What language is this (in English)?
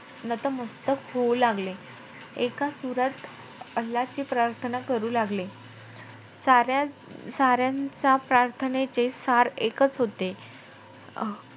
Marathi